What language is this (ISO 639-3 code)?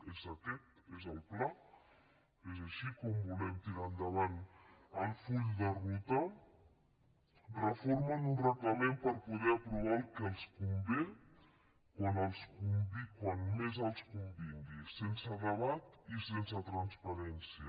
cat